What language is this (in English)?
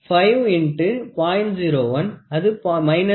Tamil